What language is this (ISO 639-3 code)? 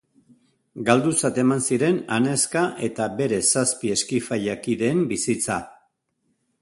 eus